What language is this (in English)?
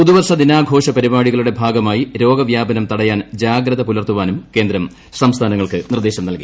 Malayalam